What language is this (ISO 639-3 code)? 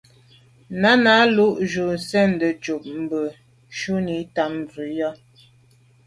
byv